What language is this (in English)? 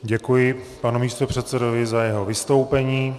Czech